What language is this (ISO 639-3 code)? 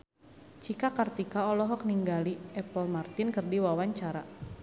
sun